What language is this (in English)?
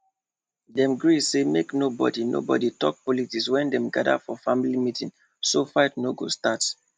Nigerian Pidgin